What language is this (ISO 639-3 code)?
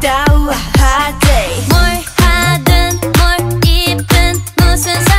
kor